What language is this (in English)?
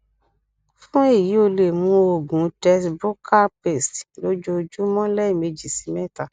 Yoruba